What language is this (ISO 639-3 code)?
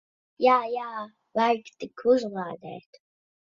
lav